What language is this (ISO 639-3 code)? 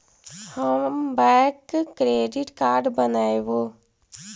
mag